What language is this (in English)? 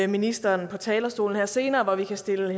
Danish